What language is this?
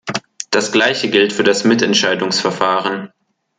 German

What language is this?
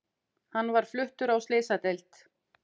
Icelandic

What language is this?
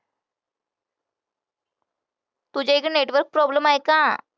Marathi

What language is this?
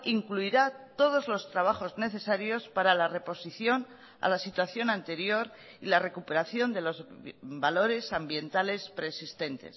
Spanish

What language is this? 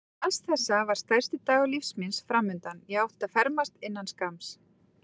Icelandic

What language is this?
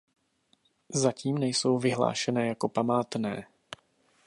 Czech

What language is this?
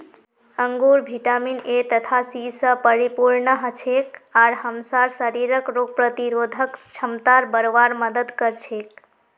Magahi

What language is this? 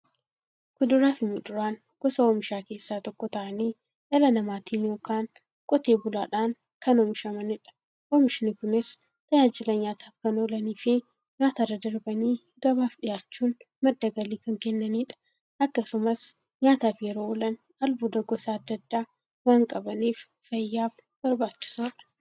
Oromo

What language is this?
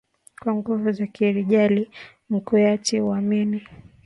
Swahili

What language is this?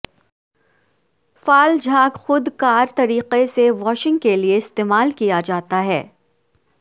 Urdu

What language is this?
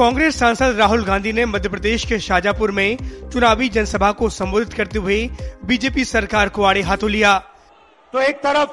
Hindi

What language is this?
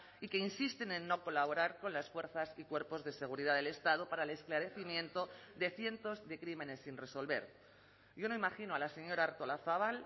Spanish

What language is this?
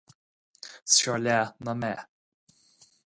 Irish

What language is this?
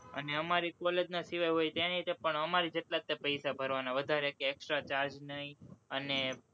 Gujarati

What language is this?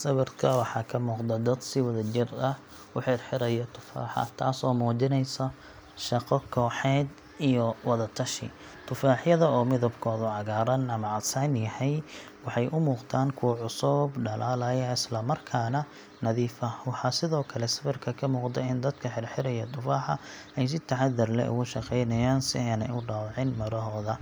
Somali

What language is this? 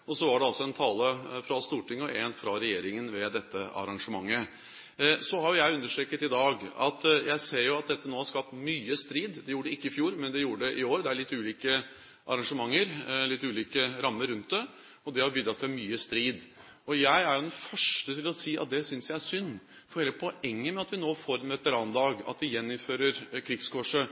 Norwegian Bokmål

